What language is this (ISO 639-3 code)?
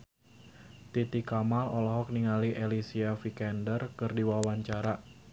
sun